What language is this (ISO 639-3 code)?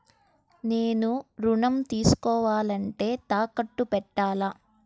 tel